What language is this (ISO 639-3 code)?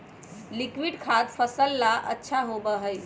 mag